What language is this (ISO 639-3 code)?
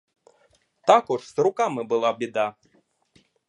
ukr